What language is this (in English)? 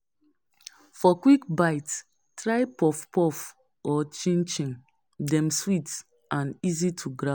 Nigerian Pidgin